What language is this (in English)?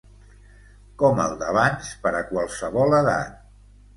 Catalan